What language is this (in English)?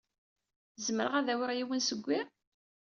Kabyle